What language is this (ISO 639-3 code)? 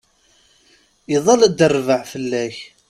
kab